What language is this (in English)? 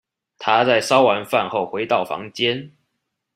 Chinese